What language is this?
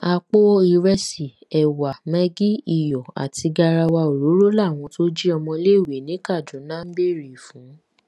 Yoruba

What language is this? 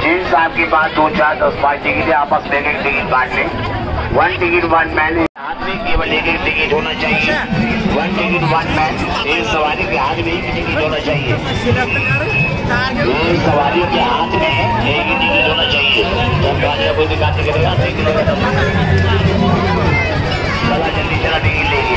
Hindi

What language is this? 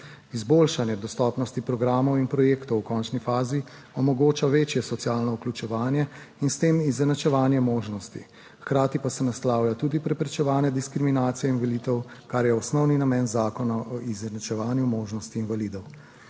Slovenian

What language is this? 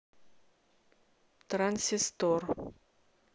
Russian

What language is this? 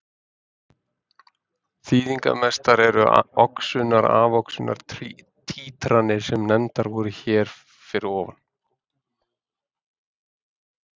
Icelandic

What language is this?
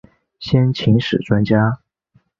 Chinese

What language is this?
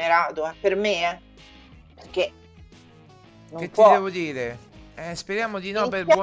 Italian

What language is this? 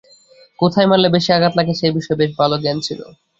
Bangla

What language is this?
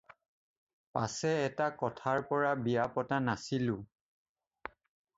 Assamese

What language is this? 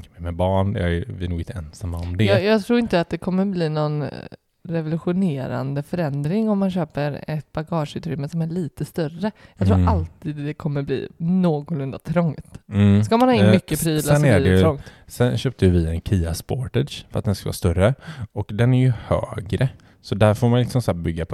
Swedish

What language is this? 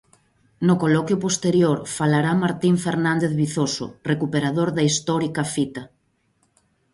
Galician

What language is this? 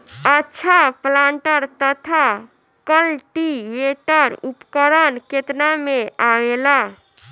Bhojpuri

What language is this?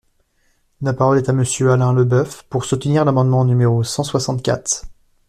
French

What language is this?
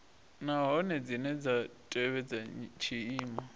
Venda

